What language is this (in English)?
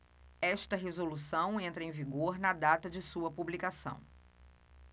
Portuguese